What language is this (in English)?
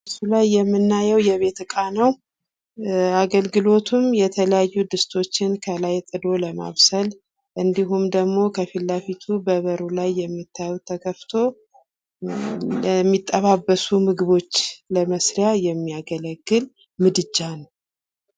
Amharic